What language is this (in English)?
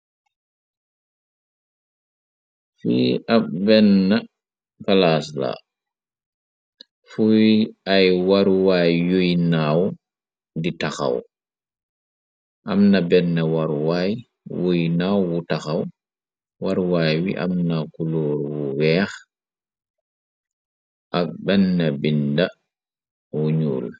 Wolof